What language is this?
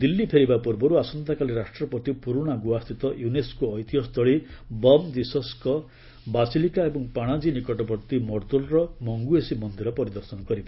Odia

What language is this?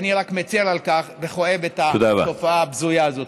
Hebrew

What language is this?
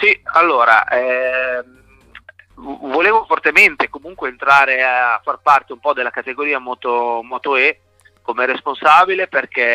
Italian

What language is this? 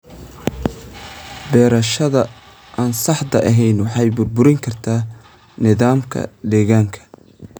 Somali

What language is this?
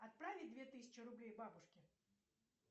Russian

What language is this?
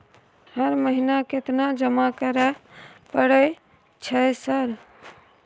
Maithili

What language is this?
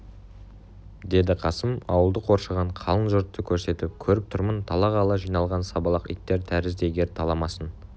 Kazakh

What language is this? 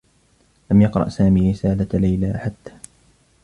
Arabic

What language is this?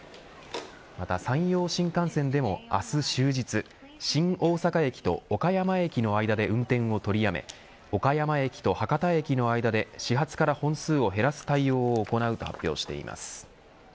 Japanese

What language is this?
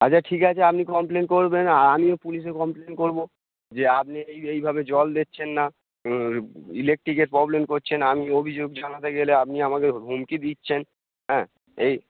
Bangla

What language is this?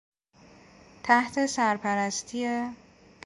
Persian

